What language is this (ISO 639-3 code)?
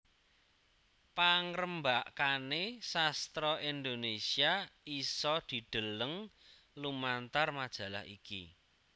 jav